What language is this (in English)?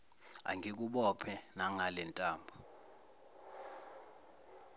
Zulu